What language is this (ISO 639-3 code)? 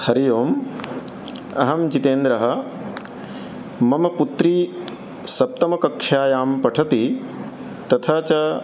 san